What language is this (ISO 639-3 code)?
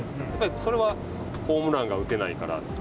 jpn